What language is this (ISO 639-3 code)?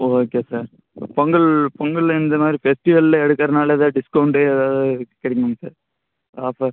tam